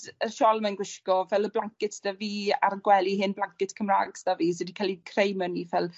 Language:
Welsh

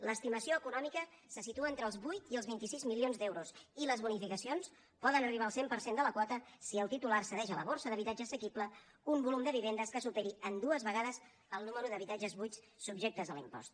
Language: Catalan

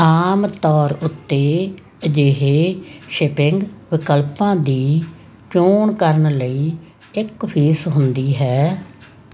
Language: Punjabi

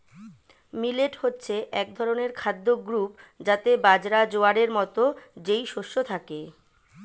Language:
Bangla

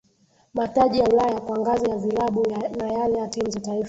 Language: Swahili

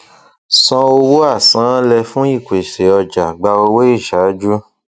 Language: Yoruba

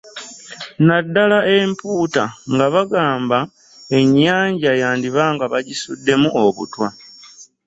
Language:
Ganda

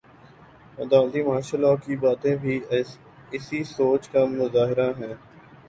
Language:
Urdu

